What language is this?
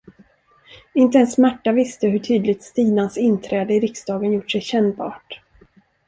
Swedish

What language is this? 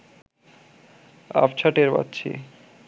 Bangla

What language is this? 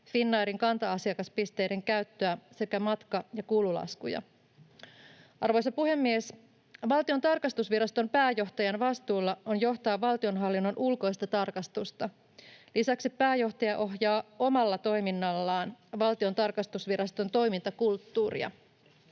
Finnish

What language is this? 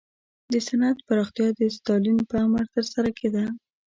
Pashto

